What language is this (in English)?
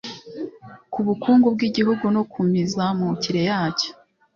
Kinyarwanda